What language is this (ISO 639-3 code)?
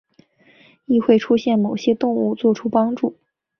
zho